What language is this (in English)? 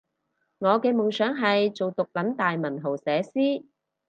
Cantonese